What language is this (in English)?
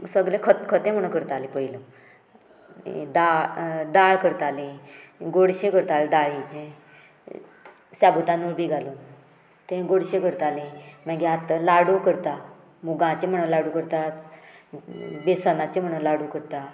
Konkani